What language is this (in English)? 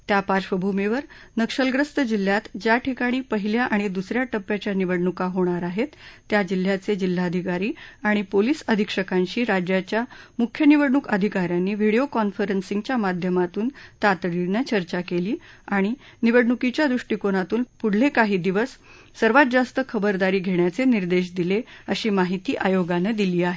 Marathi